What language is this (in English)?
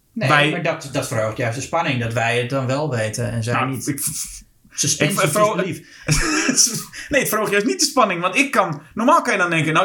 Dutch